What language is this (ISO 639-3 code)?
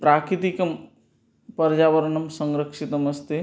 san